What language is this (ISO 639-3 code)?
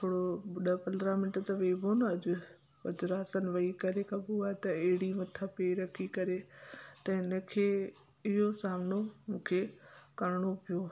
snd